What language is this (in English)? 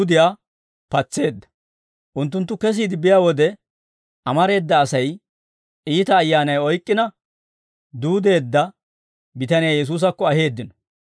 Dawro